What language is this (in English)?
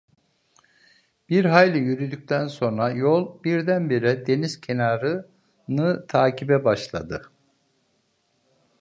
Turkish